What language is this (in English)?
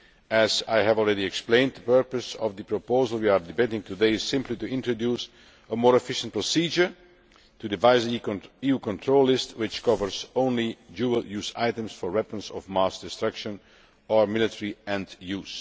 English